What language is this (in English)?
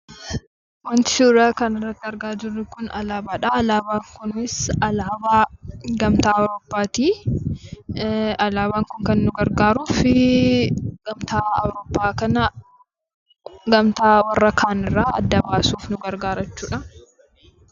Oromo